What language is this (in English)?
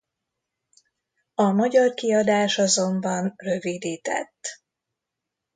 Hungarian